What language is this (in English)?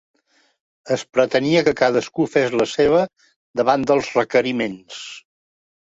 Catalan